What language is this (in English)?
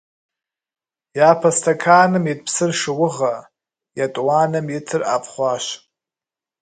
Kabardian